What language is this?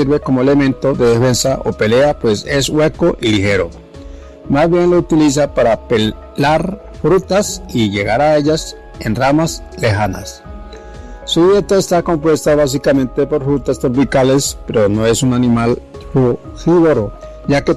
Spanish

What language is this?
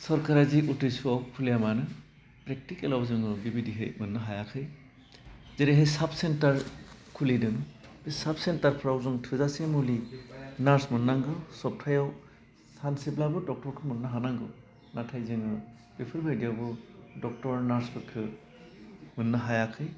Bodo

